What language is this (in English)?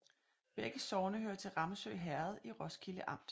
Danish